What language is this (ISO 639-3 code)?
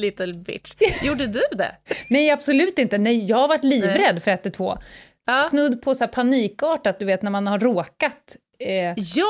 swe